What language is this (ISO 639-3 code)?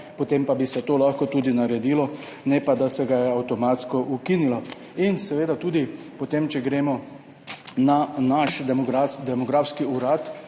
slv